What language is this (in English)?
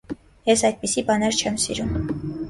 Armenian